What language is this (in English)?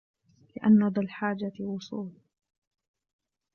Arabic